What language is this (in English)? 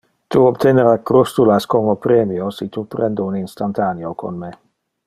Interlingua